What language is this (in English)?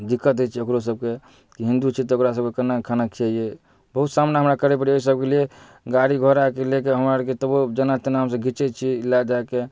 Maithili